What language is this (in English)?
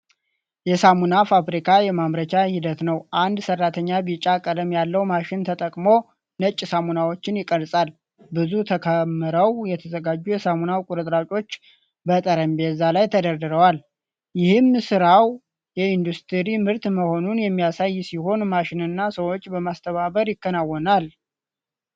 Amharic